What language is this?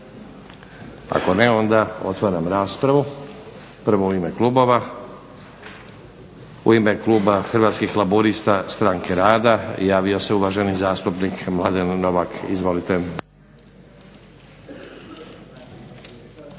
Croatian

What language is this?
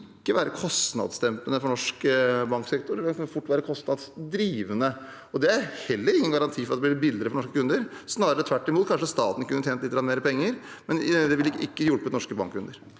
Norwegian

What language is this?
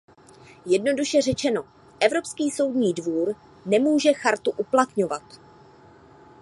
Czech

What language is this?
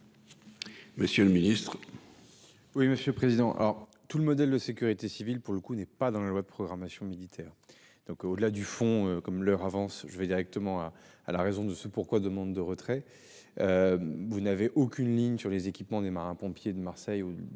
French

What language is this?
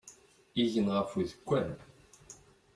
Kabyle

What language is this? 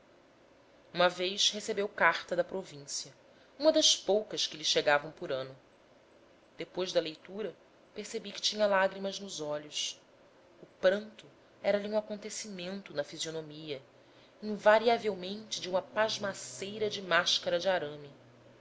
Portuguese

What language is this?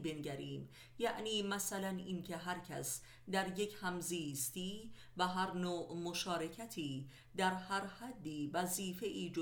Persian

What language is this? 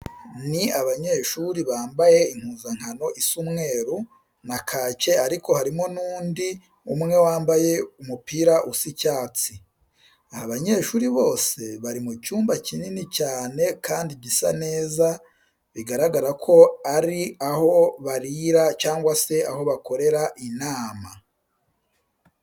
Kinyarwanda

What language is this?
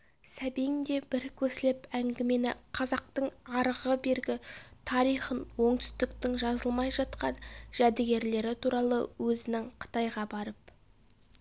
Kazakh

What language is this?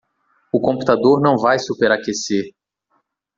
Portuguese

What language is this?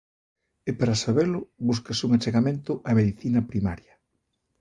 Galician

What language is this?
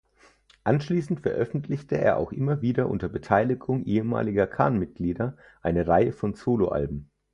German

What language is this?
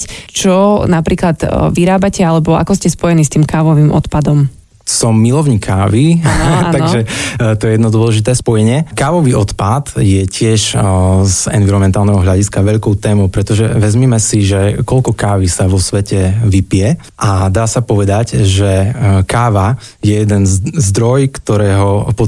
Slovak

